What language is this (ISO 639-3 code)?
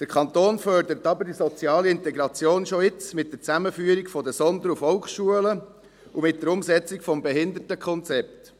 gsw